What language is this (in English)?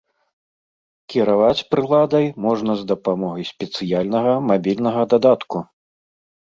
Belarusian